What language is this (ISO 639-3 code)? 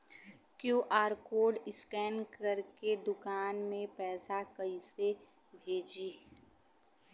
bho